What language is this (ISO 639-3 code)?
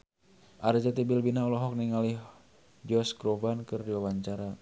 sun